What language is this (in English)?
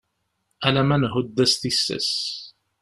Kabyle